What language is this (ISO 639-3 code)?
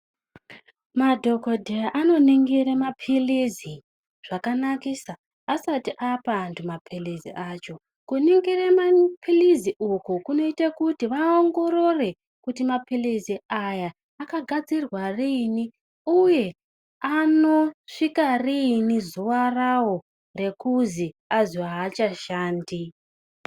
ndc